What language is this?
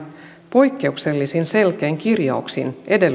Finnish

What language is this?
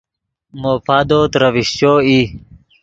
Yidgha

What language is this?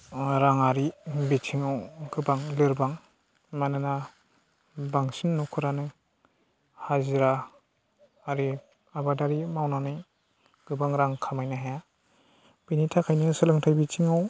Bodo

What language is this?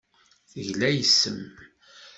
Kabyle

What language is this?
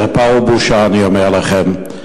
Hebrew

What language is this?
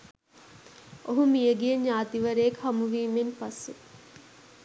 Sinhala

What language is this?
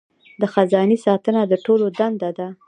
Pashto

